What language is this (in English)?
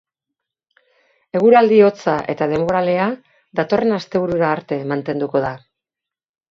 Basque